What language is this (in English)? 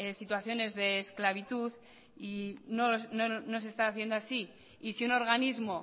Spanish